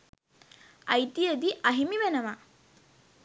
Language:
Sinhala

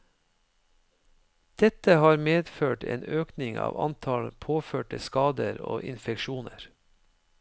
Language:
Norwegian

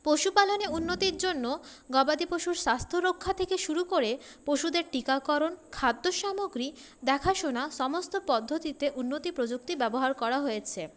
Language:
Bangla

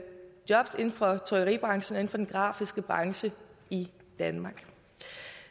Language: Danish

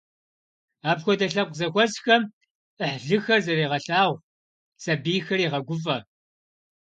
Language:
Kabardian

